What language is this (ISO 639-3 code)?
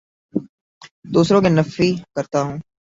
urd